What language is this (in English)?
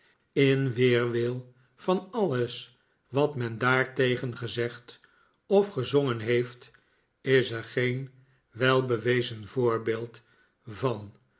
Dutch